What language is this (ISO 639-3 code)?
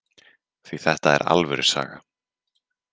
isl